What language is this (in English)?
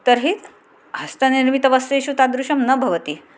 Sanskrit